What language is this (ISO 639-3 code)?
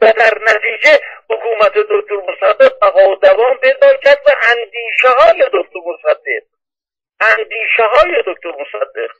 fas